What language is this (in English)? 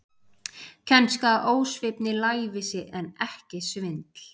Icelandic